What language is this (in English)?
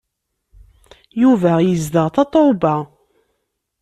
Kabyle